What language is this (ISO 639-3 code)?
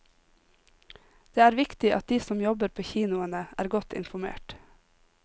nor